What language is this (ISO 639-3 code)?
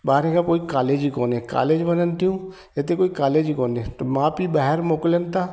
snd